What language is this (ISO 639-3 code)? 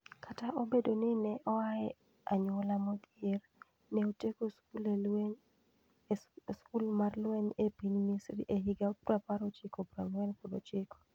luo